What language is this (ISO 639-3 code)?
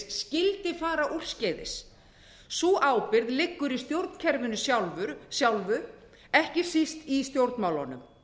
isl